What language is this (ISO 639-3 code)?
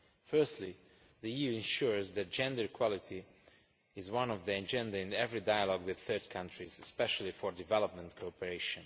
eng